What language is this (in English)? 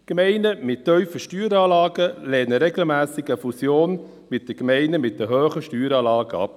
Swiss German